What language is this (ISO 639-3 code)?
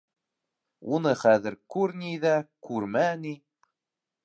bak